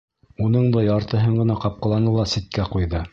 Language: Bashkir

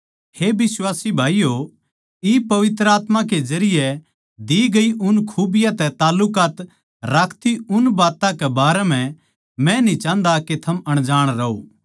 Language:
Haryanvi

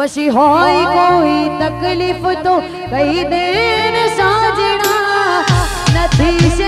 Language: Arabic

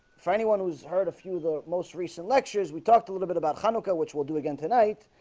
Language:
English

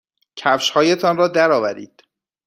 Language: Persian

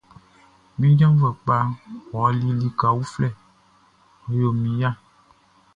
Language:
Baoulé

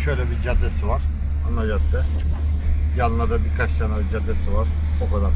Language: Turkish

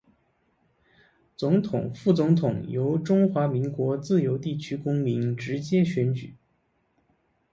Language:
Chinese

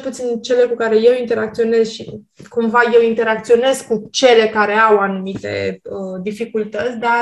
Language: Romanian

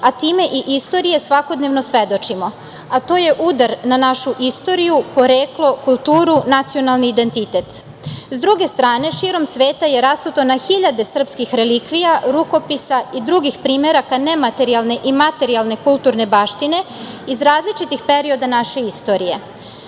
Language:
Serbian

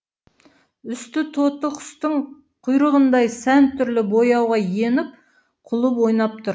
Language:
Kazakh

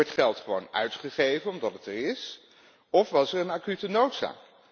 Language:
Dutch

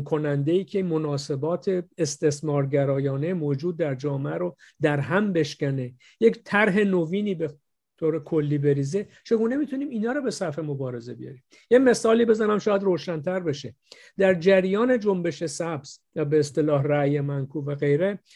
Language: Persian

